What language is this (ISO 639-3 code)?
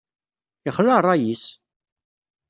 kab